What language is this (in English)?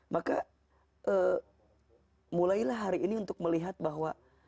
Indonesian